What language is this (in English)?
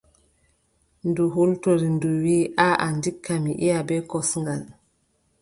Adamawa Fulfulde